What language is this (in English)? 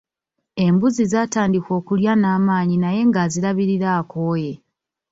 Ganda